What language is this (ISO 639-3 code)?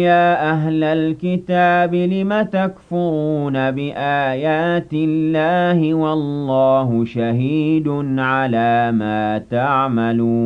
ara